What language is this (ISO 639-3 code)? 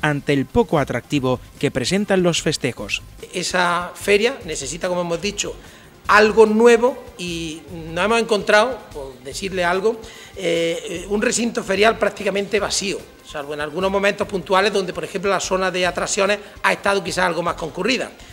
spa